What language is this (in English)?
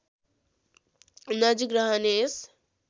Nepali